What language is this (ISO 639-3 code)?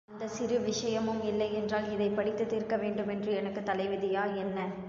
tam